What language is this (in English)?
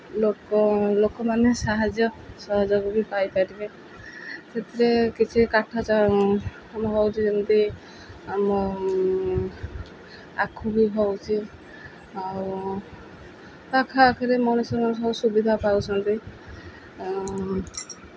Odia